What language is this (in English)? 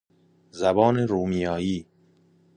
Persian